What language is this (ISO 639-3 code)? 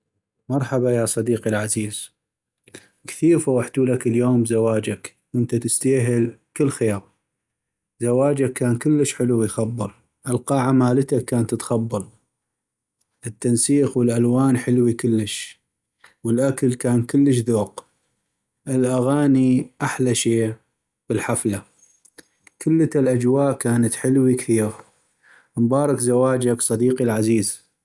ayp